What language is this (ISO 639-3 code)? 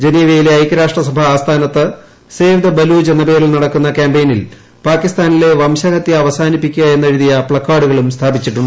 mal